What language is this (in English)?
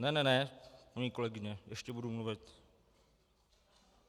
Czech